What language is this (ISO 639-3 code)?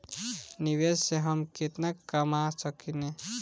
bho